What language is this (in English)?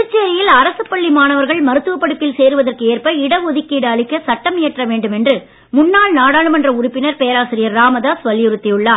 Tamil